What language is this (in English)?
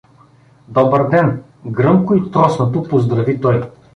Bulgarian